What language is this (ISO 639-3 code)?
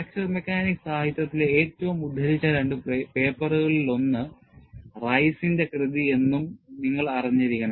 mal